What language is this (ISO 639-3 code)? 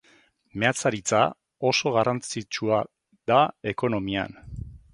eus